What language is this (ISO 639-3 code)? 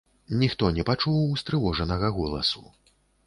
bel